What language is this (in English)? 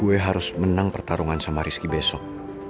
Indonesian